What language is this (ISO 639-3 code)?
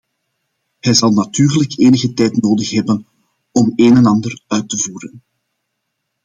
nld